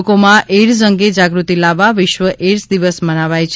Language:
Gujarati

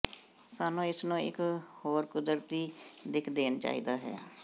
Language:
Punjabi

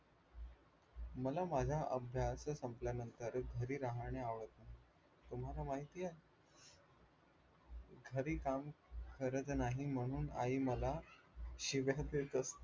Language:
Marathi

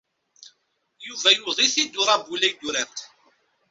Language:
Kabyle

